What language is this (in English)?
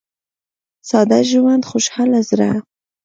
Pashto